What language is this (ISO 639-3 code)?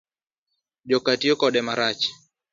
luo